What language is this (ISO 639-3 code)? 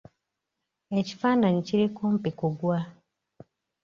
lug